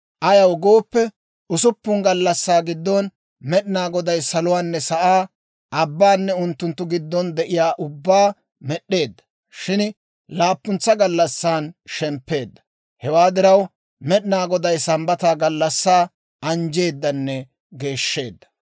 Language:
Dawro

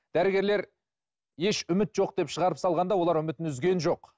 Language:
Kazakh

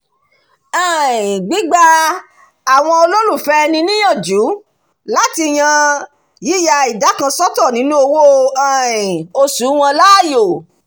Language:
Yoruba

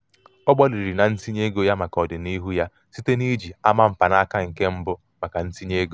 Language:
Igbo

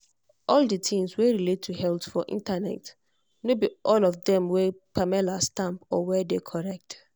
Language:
Nigerian Pidgin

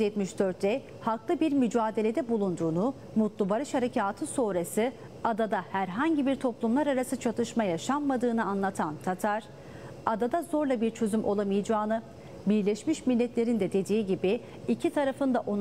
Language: Turkish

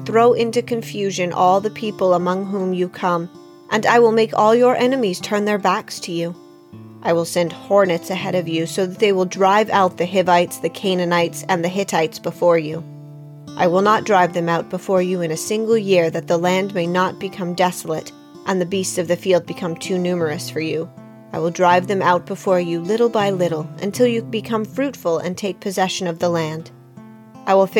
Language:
English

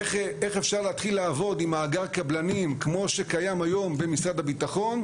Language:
Hebrew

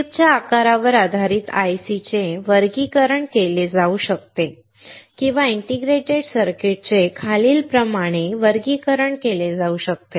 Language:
Marathi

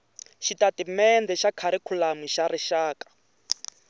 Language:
Tsonga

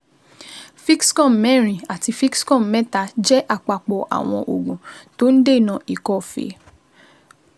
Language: Yoruba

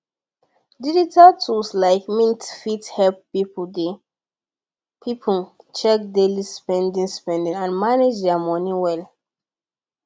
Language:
Nigerian Pidgin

